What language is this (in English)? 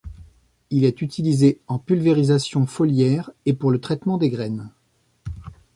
French